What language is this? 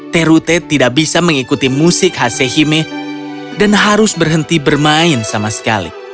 Indonesian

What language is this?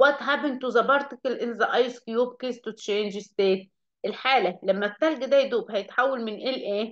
Arabic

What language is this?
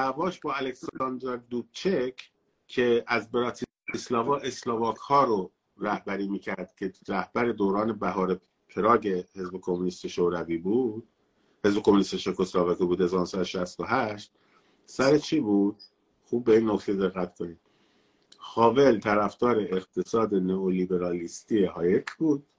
Persian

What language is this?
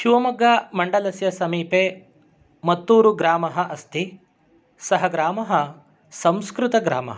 Sanskrit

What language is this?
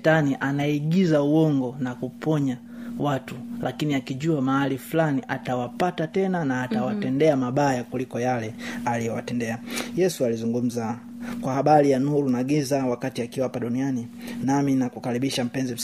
Swahili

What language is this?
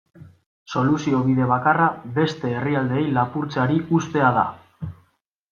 Basque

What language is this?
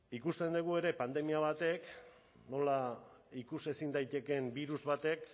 Basque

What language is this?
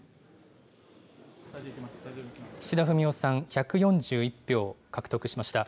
Japanese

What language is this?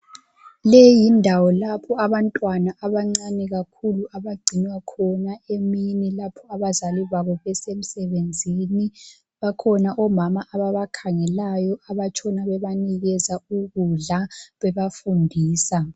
North Ndebele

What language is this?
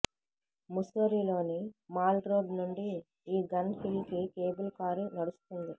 Telugu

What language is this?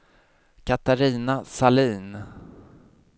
Swedish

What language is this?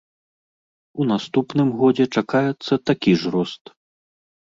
Belarusian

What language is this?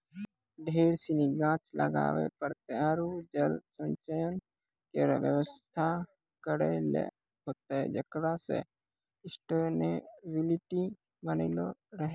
Maithili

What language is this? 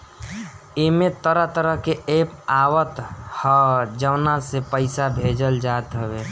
Bhojpuri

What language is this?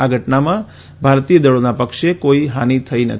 Gujarati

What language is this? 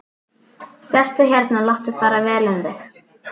Icelandic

